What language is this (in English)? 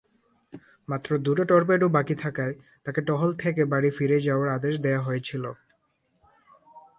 Bangla